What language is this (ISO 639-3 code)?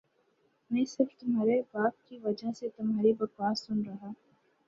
urd